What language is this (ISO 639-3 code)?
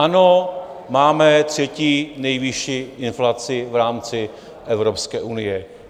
ces